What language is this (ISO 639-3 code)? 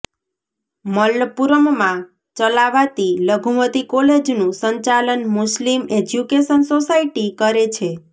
guj